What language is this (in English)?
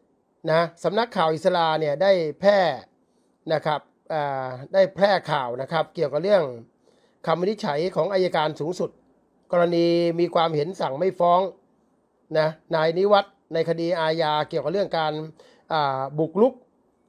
Thai